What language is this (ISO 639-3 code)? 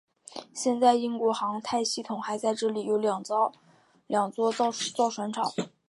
zho